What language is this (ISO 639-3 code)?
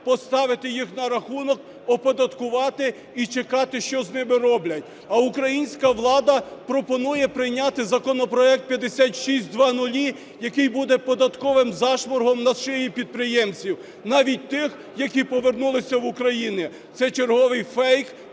ukr